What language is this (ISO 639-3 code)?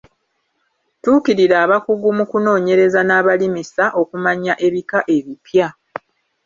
lug